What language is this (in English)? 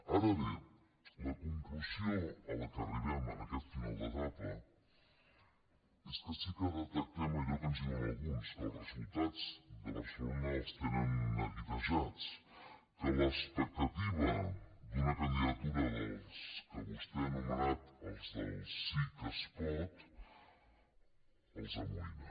Catalan